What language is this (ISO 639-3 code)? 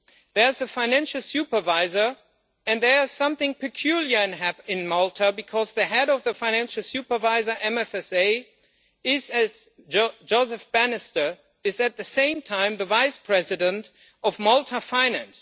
eng